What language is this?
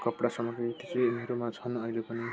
Nepali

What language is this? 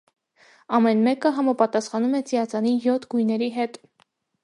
Armenian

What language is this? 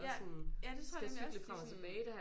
Danish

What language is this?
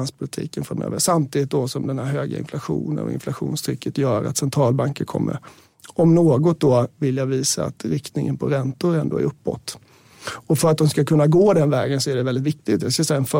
Swedish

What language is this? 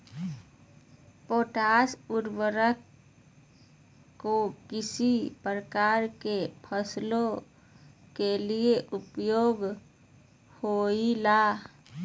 Magahi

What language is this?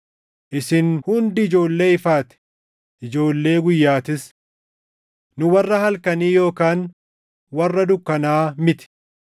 Oromo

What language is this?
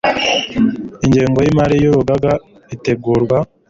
Kinyarwanda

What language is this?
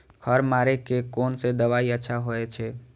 Maithili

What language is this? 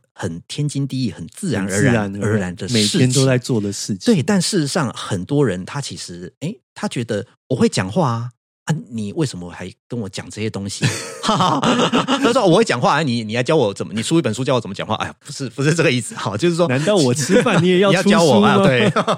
Chinese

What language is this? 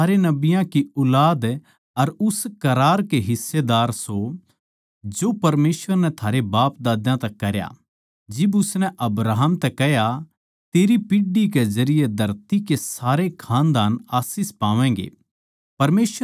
Haryanvi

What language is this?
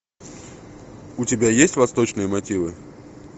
Russian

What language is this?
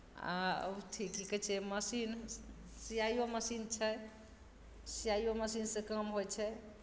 Maithili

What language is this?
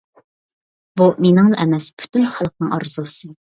Uyghur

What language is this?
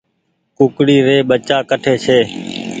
Goaria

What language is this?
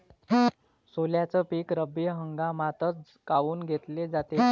Marathi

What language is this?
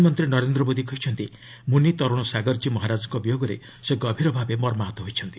Odia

